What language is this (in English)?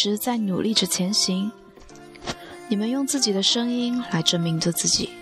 Chinese